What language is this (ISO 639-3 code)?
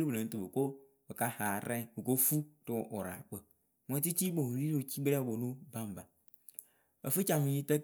keu